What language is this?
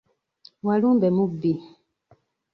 Ganda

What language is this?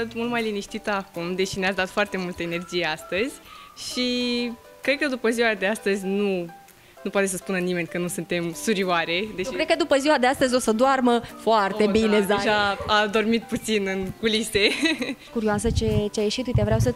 Romanian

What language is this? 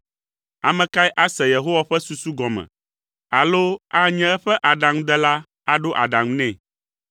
Ewe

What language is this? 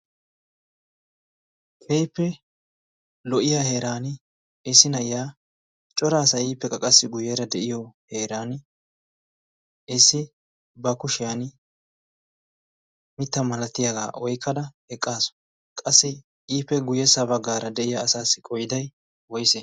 Wolaytta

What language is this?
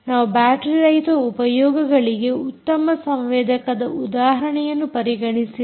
Kannada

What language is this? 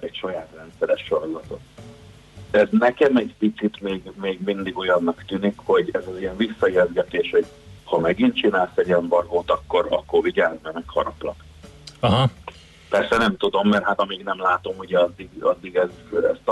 Hungarian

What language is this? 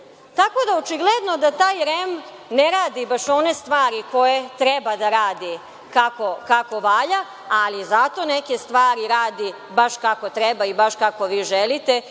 Serbian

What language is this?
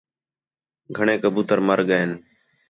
Khetrani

